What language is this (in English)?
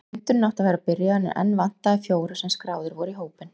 Icelandic